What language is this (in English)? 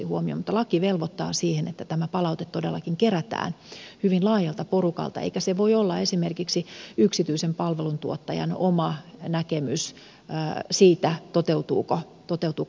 Finnish